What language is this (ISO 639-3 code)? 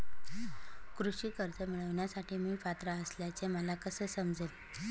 mar